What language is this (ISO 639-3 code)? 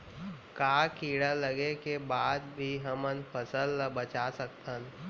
hne